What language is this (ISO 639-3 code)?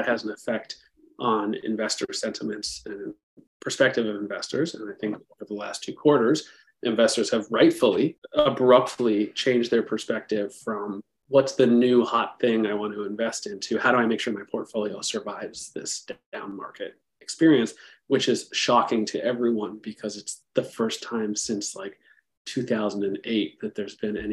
eng